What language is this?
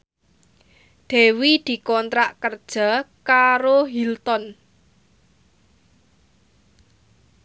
Javanese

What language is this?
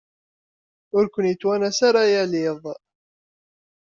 Kabyle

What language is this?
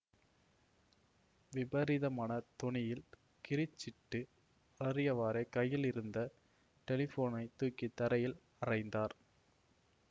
Tamil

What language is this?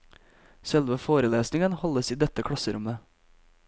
Norwegian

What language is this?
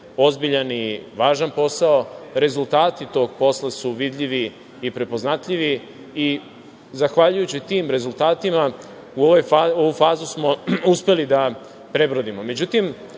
Serbian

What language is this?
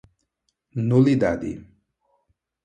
Portuguese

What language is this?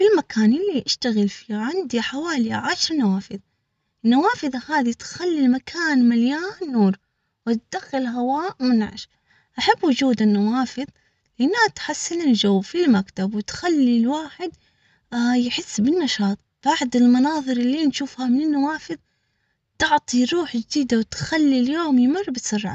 Omani Arabic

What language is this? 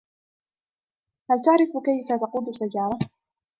Arabic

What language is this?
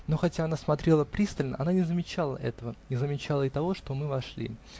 Russian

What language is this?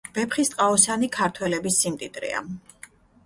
Georgian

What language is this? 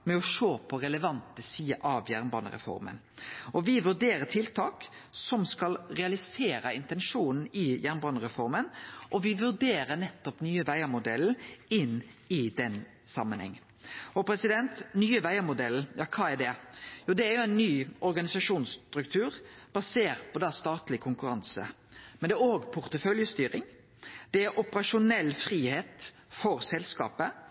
Norwegian Nynorsk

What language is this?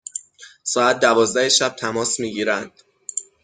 Persian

